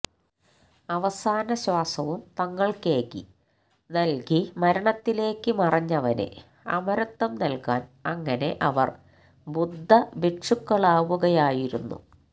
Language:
Malayalam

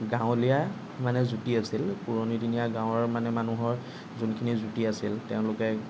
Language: Assamese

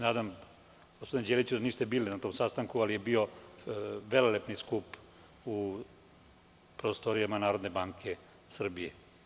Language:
Serbian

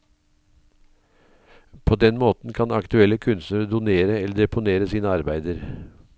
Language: Norwegian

